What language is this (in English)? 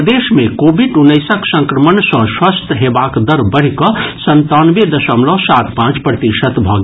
Maithili